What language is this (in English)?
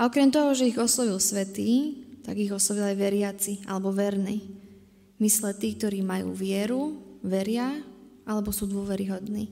Slovak